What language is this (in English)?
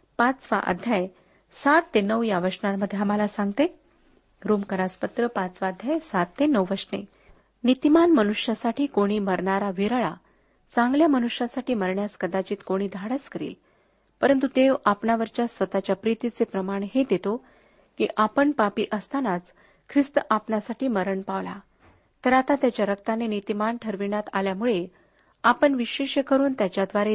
Marathi